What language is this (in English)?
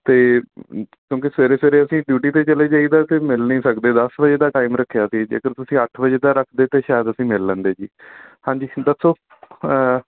Punjabi